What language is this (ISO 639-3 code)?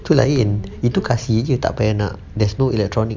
eng